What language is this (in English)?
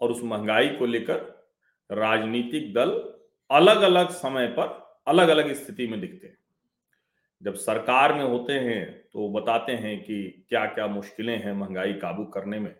Hindi